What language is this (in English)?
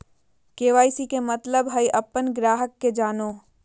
Magahi